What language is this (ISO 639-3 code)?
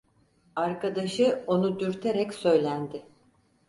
tur